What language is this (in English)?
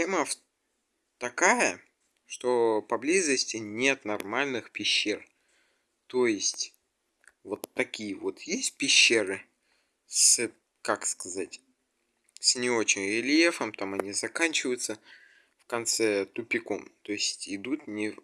Russian